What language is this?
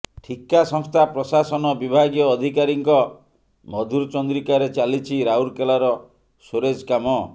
Odia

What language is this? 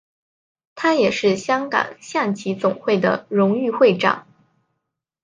Chinese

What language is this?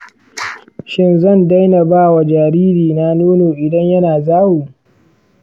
Hausa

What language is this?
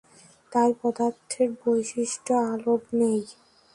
Bangla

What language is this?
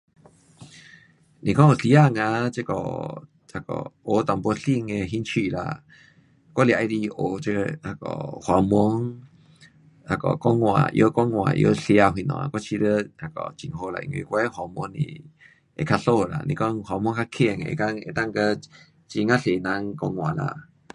Pu-Xian Chinese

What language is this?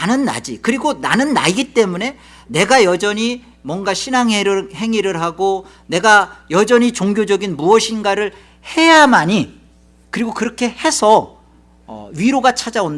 Korean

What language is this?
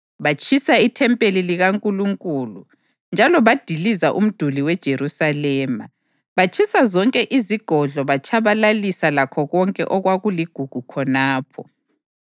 North Ndebele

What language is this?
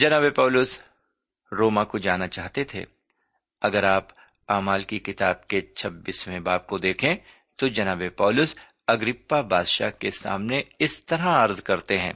Urdu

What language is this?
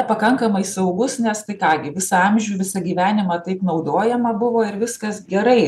Lithuanian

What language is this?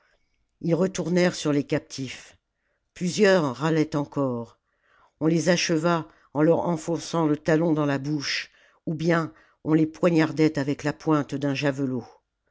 French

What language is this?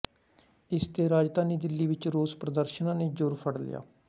Punjabi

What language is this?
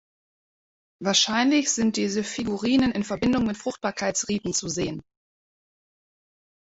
German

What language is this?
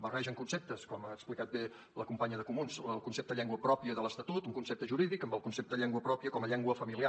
Catalan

